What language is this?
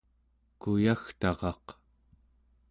Central Yupik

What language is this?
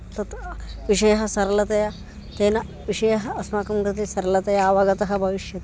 Sanskrit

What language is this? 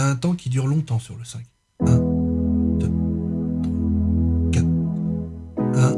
French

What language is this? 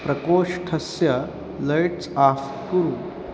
Sanskrit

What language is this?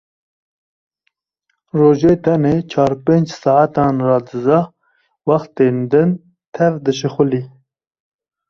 Kurdish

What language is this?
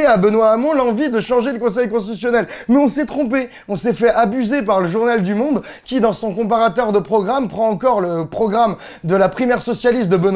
French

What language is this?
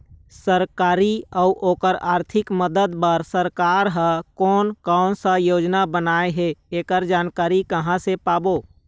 Chhattisgarhi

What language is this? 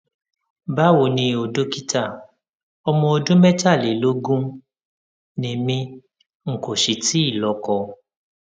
Yoruba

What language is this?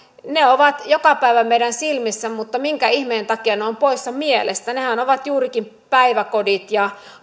Finnish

